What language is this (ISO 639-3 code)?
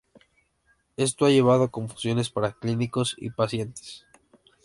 spa